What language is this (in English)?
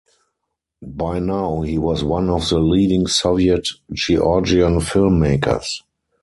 English